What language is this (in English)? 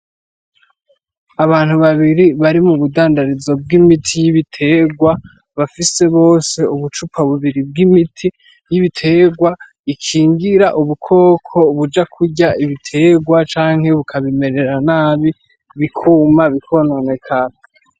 Rundi